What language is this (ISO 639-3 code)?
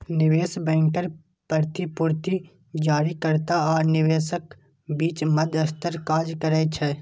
mai